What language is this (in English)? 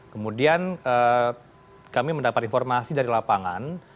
Indonesian